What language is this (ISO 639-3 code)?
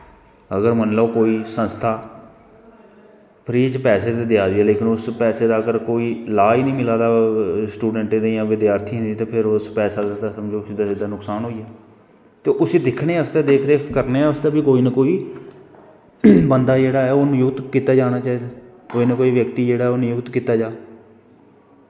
doi